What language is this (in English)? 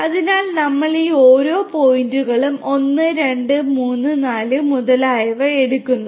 Malayalam